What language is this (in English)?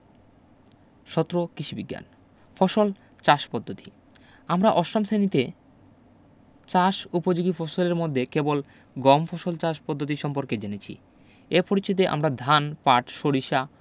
Bangla